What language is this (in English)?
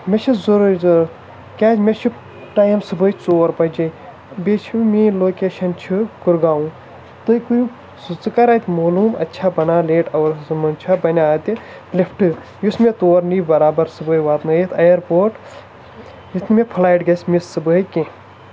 Kashmiri